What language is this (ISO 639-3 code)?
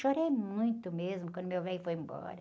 por